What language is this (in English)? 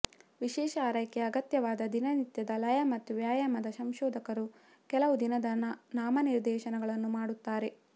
Kannada